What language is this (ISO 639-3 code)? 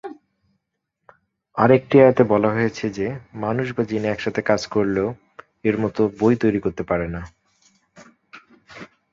ben